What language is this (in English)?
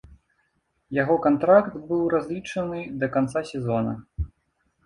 Belarusian